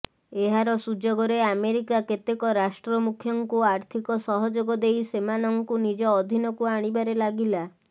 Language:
Odia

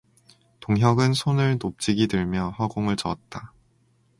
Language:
Korean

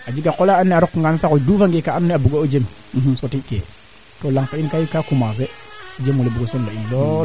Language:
Serer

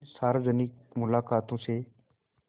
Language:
Hindi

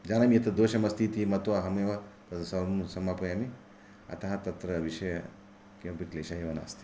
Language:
Sanskrit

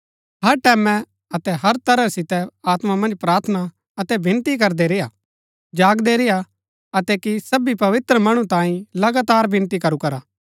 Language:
Gaddi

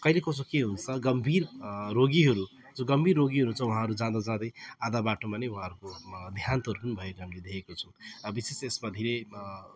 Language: Nepali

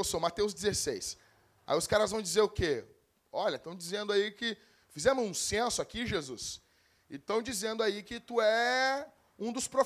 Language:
Portuguese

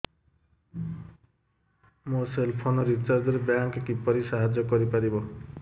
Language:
Odia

